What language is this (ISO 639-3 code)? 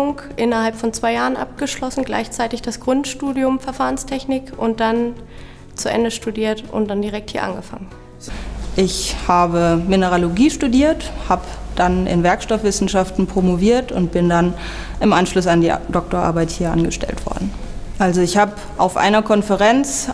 deu